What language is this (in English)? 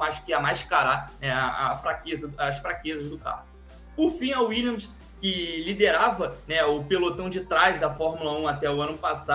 Portuguese